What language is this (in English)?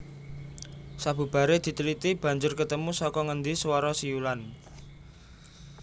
Javanese